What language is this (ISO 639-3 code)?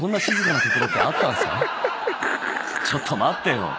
jpn